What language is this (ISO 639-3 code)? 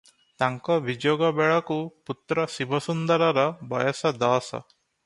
ori